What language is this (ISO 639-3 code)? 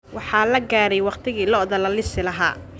som